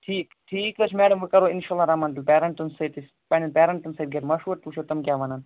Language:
Kashmiri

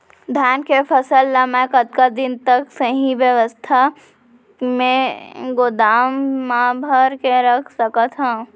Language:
Chhattisgarhi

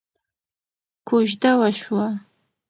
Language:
Pashto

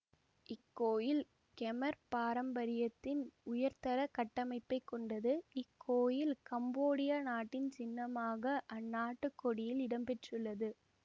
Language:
Tamil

